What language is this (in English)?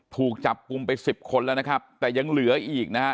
Thai